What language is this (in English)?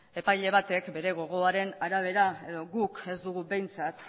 Basque